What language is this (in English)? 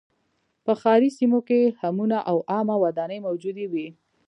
Pashto